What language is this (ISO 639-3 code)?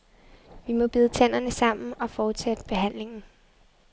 dan